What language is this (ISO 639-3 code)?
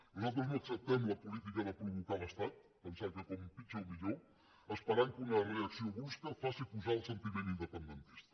cat